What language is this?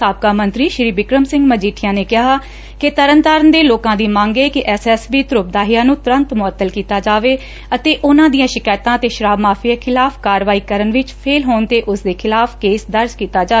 Punjabi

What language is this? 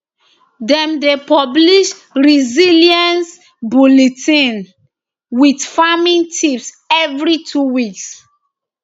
Nigerian Pidgin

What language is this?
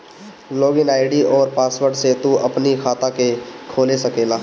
Bhojpuri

